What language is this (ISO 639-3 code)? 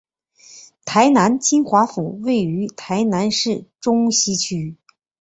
zho